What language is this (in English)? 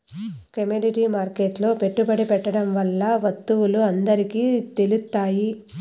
Telugu